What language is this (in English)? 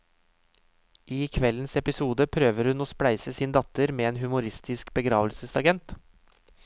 Norwegian